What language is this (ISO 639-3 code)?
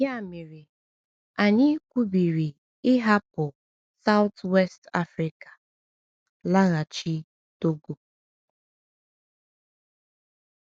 ibo